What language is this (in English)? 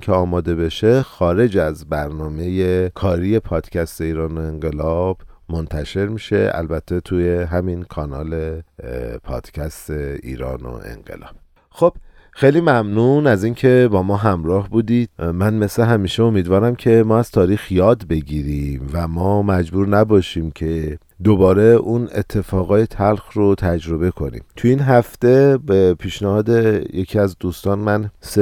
Persian